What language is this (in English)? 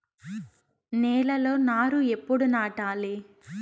Telugu